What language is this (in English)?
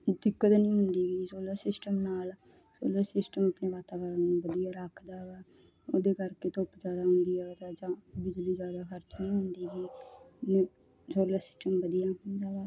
Punjabi